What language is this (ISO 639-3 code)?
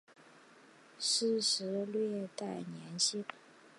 zho